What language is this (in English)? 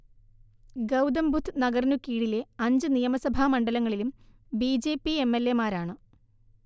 Malayalam